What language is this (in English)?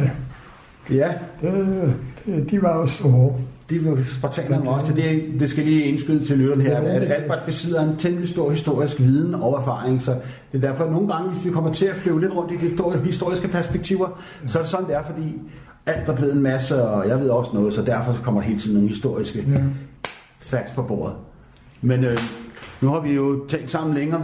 Danish